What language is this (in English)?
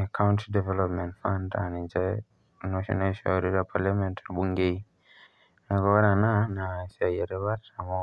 Masai